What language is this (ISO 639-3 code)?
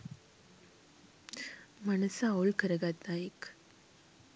sin